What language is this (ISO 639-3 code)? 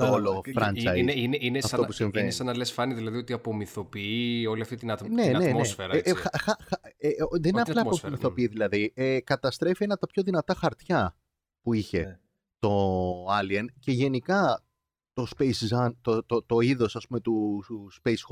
ell